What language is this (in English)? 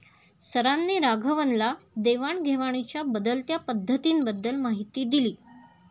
Marathi